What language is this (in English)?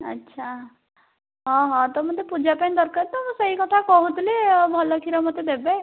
Odia